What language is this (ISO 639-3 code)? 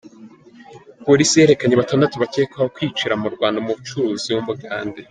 kin